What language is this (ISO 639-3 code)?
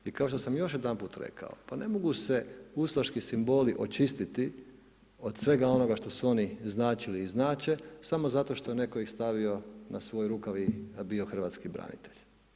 hrv